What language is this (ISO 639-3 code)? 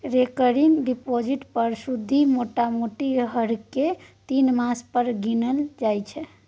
mai